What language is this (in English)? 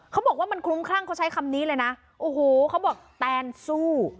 Thai